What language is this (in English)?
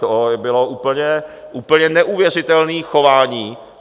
Czech